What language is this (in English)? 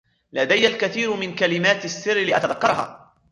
Arabic